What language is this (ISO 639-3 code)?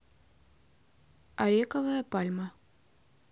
rus